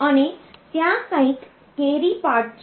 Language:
Gujarati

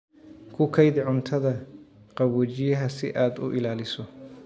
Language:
Somali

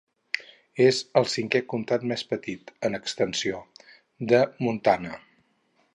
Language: Catalan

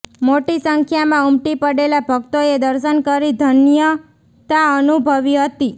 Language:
Gujarati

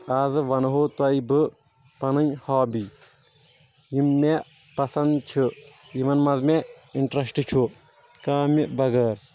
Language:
Kashmiri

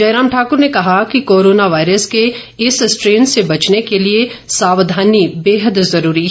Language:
Hindi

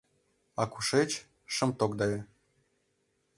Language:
Mari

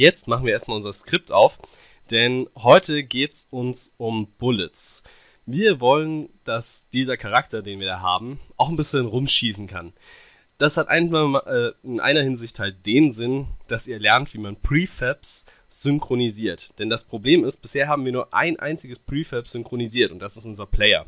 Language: German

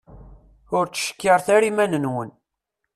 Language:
Kabyle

